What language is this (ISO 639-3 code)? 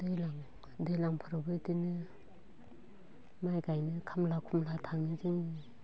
brx